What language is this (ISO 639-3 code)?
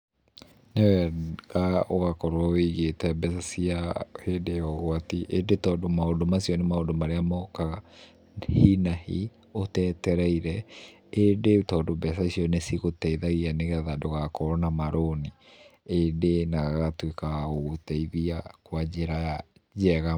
kik